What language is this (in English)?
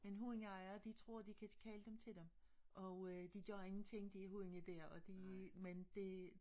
Danish